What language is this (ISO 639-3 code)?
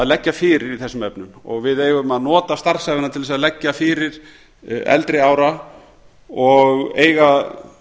isl